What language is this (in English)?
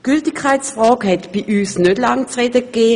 Swiss German